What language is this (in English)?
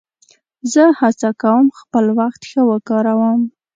Pashto